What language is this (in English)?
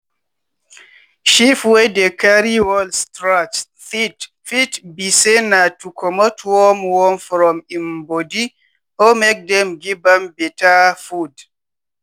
Nigerian Pidgin